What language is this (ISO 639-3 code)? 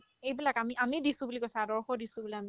asm